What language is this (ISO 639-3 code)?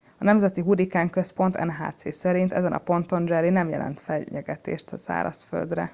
hun